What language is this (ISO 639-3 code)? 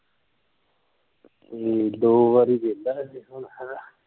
pan